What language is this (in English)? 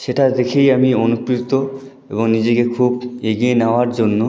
Bangla